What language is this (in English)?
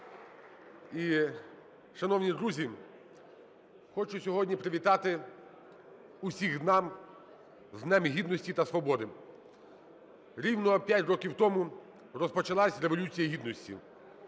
Ukrainian